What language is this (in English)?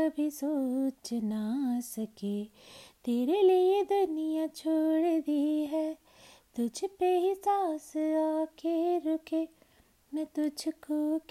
Hindi